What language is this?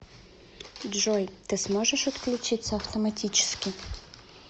Russian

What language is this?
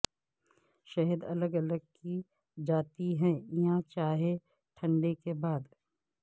Urdu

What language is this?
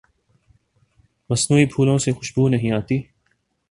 Urdu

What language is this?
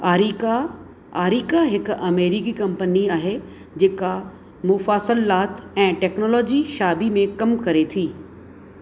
Sindhi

